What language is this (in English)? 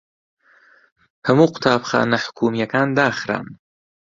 Central Kurdish